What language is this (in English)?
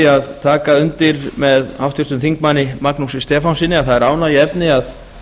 Icelandic